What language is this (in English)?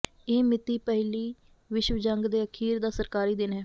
Punjabi